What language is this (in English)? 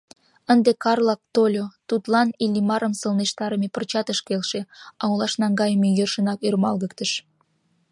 Mari